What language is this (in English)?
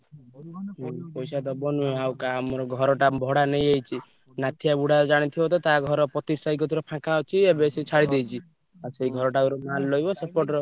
Odia